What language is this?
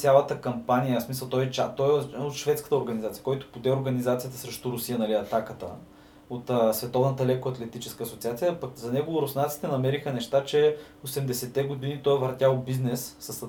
Bulgarian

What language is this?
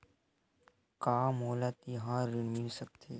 Chhattisgarhi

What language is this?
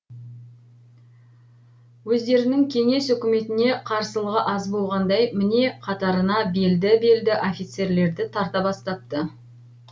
Kazakh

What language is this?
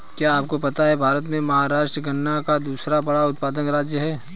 Hindi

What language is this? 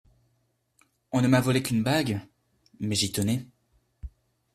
French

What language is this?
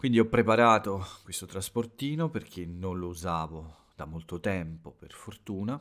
Italian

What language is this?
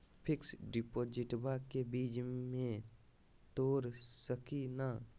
Magahi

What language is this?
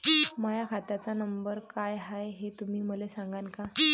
Marathi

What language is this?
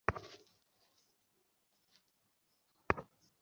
Bangla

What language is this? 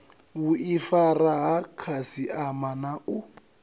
Venda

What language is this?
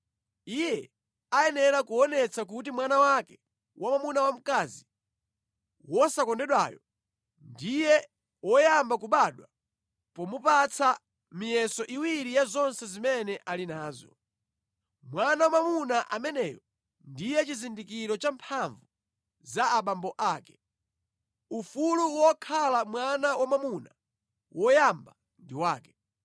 Nyanja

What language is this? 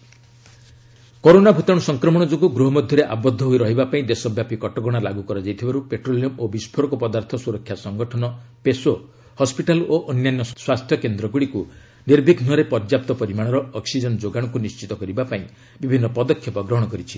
Odia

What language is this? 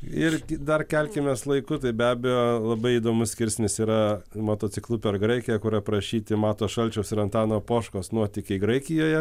Lithuanian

